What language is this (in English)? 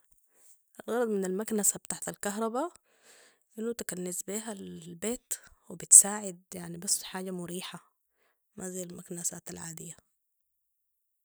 Sudanese Arabic